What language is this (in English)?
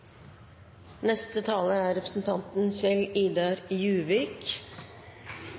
Norwegian